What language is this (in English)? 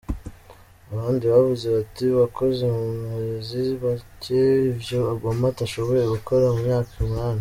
Kinyarwanda